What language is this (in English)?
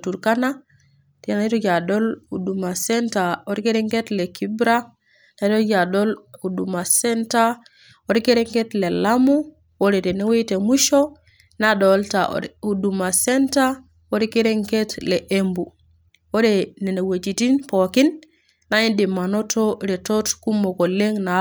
Masai